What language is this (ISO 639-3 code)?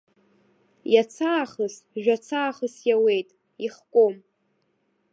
abk